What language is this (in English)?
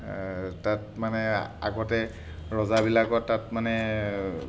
Assamese